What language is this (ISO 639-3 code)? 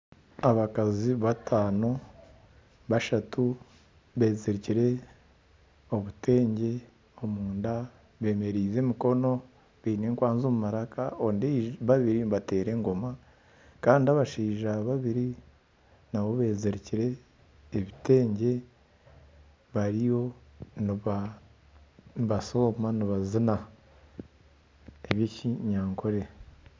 nyn